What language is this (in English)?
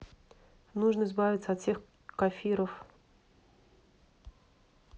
Russian